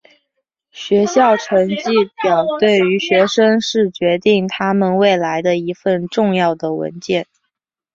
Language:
Chinese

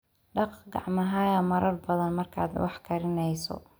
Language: Somali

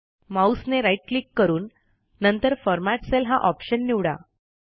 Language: Marathi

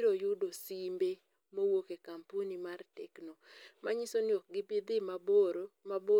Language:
Luo (Kenya and Tanzania)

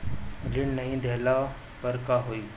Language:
Bhojpuri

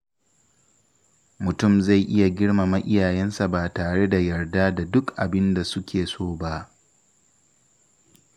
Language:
Hausa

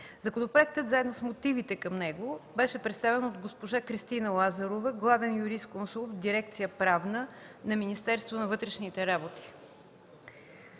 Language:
Bulgarian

